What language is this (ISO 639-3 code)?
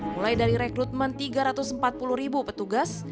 ind